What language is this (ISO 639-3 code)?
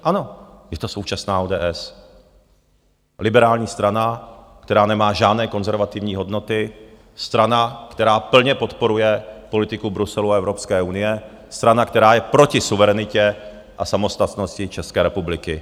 ces